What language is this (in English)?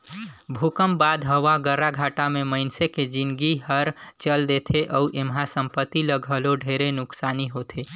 Chhattisgarhi